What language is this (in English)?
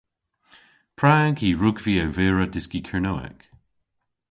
Cornish